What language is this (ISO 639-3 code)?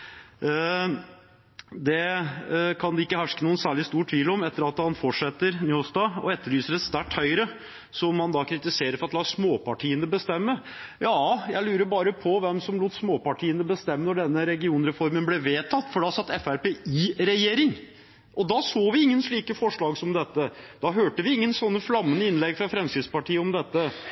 nob